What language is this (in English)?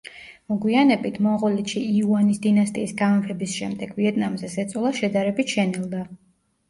Georgian